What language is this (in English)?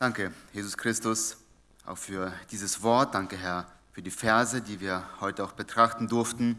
German